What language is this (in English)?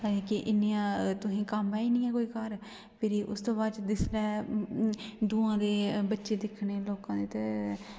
Dogri